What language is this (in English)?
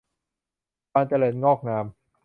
Thai